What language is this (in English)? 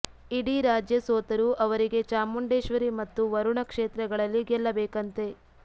Kannada